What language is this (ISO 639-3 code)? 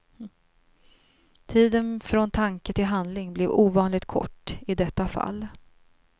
swe